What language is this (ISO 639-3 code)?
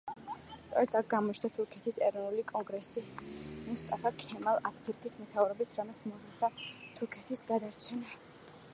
kat